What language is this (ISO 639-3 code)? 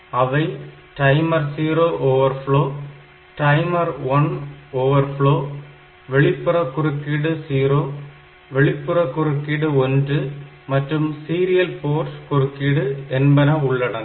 tam